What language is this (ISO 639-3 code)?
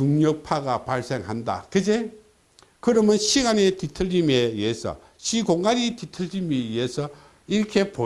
kor